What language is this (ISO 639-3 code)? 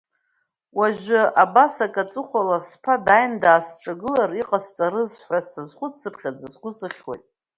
abk